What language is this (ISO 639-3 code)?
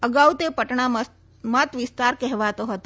guj